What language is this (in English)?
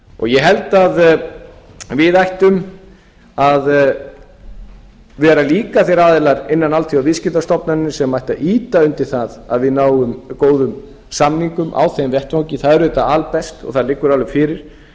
Icelandic